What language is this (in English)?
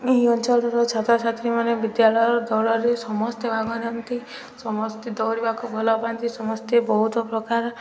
Odia